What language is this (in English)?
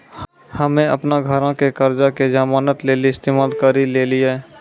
Maithili